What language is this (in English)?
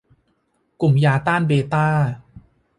Thai